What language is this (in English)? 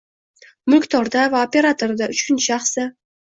Uzbek